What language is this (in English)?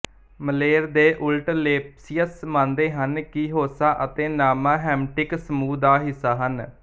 Punjabi